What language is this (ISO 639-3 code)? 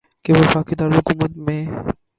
urd